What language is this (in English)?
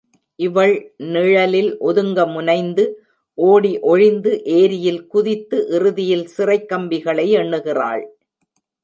Tamil